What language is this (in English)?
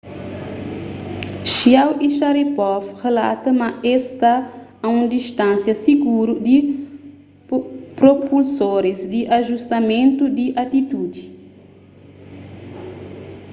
Kabuverdianu